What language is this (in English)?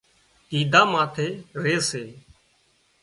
Wadiyara Koli